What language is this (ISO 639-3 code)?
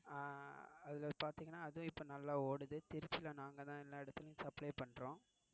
tam